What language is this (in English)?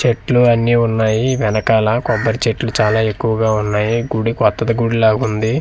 Telugu